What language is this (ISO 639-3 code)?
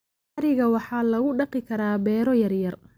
som